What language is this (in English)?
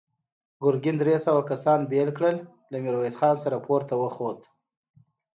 Pashto